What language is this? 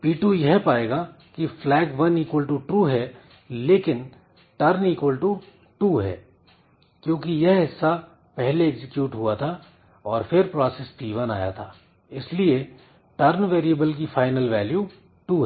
Hindi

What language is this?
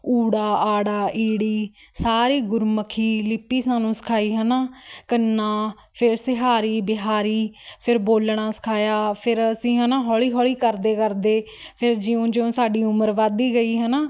Punjabi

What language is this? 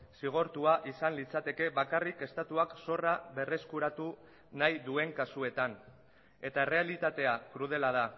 Basque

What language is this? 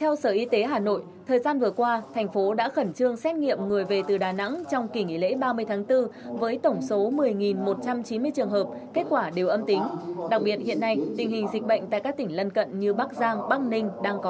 Vietnamese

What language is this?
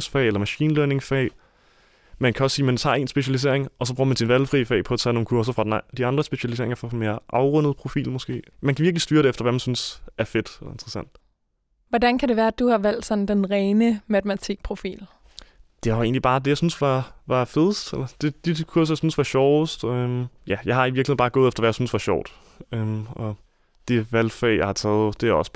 Danish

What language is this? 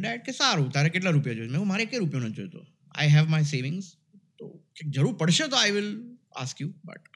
Gujarati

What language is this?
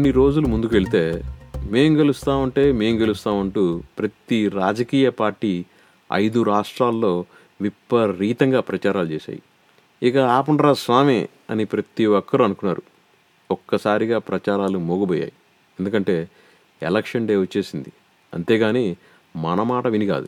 Telugu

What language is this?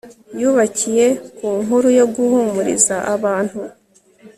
Kinyarwanda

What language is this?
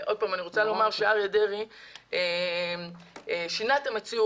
Hebrew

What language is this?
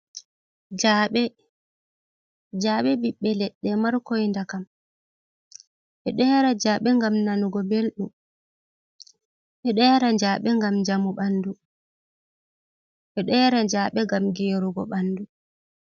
Fula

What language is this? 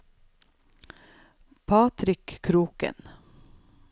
Norwegian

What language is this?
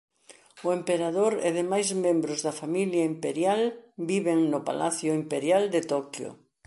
Galician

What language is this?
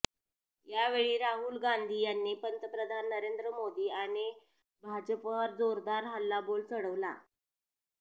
Marathi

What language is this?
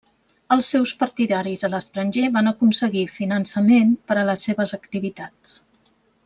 Catalan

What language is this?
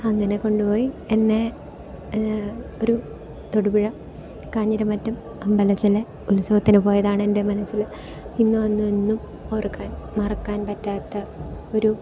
Malayalam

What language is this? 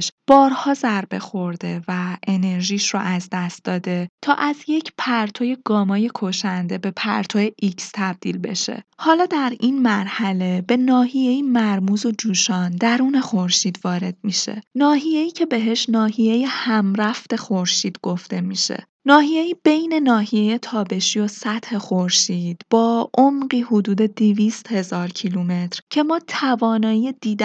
Persian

